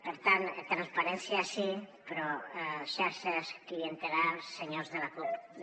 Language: Catalan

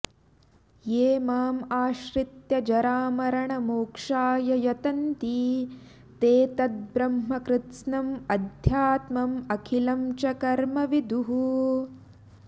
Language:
Sanskrit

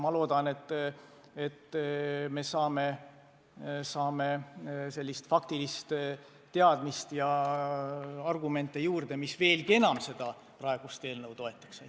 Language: Estonian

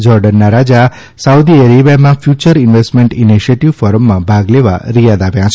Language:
Gujarati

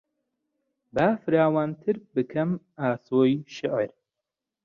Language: Central Kurdish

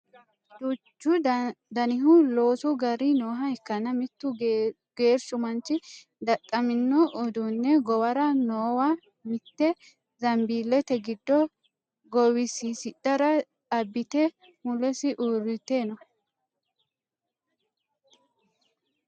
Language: Sidamo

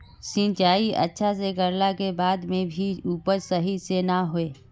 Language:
Magahi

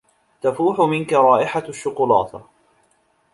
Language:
Arabic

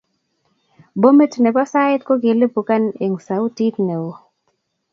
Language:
Kalenjin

